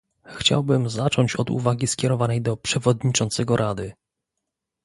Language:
Polish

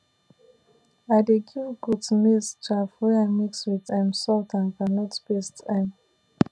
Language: Nigerian Pidgin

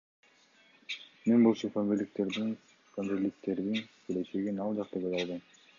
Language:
Kyrgyz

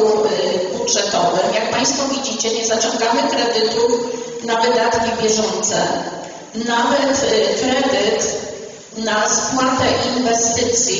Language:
Polish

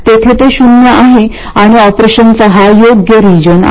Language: Marathi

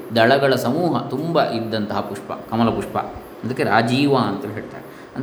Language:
Kannada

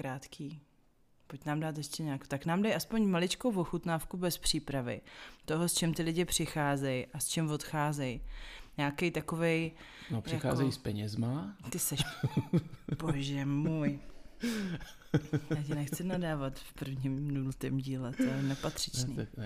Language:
Czech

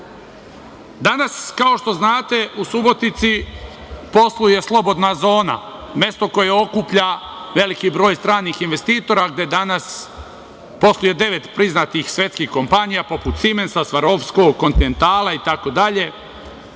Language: Serbian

